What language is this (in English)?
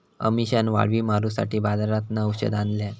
Marathi